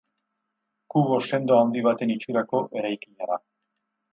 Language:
Basque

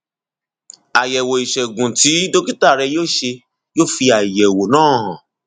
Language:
Yoruba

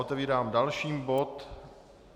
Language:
Czech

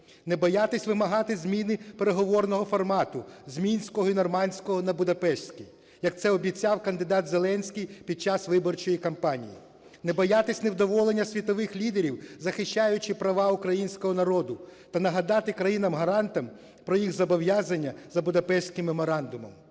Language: Ukrainian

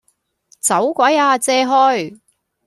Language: Cantonese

